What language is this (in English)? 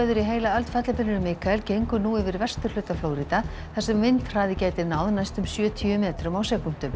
Icelandic